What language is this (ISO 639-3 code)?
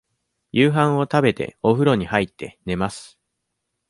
jpn